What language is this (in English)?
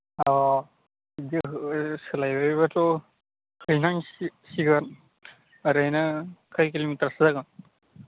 Bodo